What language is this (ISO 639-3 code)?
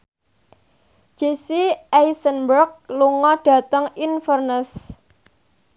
jav